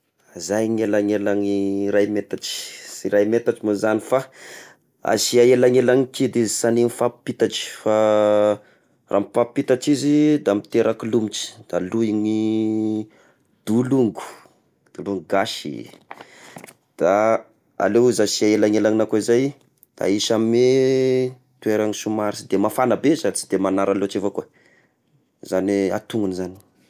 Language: Tesaka Malagasy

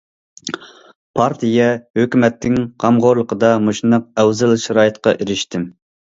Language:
Uyghur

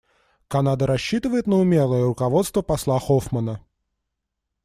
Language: Russian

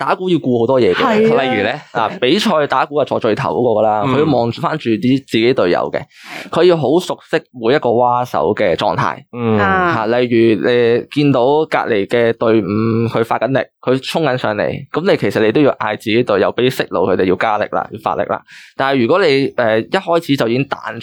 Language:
Chinese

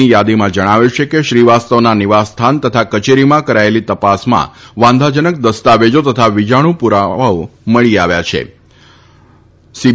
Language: Gujarati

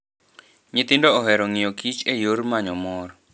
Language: Luo (Kenya and Tanzania)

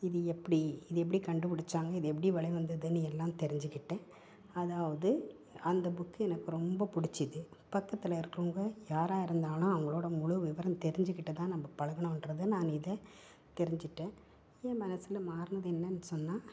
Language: Tamil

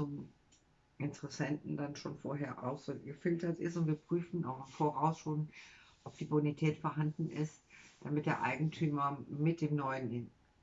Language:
German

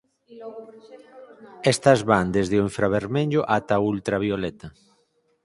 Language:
Galician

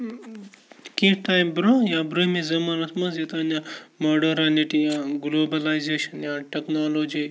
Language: Kashmiri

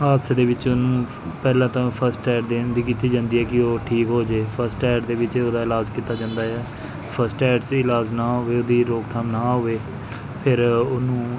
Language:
Punjabi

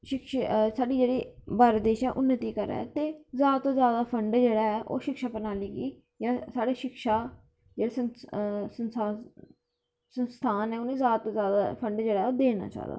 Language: Dogri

